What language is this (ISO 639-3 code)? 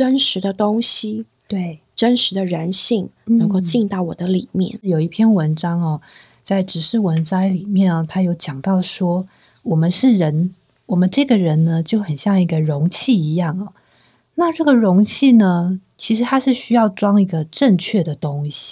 zho